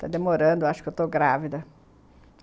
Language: Portuguese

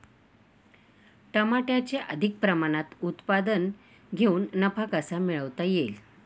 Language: Marathi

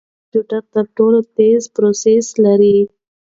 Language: Pashto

